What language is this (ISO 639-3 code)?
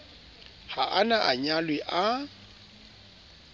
sot